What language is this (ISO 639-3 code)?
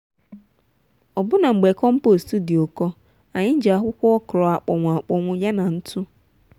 ibo